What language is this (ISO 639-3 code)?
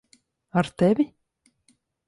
lav